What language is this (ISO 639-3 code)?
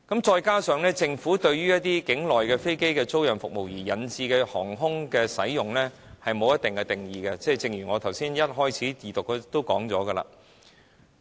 yue